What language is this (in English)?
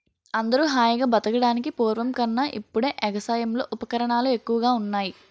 Telugu